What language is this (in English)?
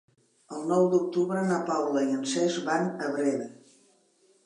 Catalan